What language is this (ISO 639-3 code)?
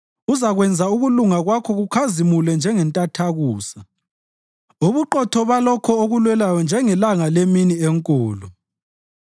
nde